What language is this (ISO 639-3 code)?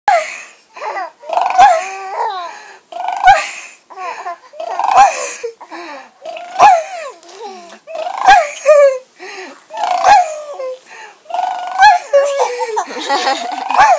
jav